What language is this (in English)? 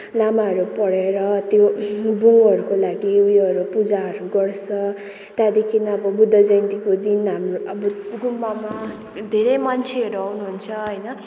Nepali